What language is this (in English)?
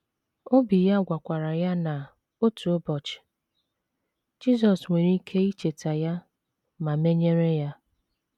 Igbo